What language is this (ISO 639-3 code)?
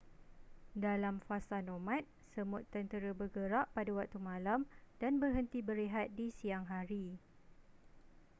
msa